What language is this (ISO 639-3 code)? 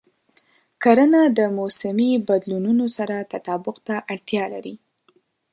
pus